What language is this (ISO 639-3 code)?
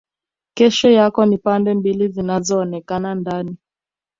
swa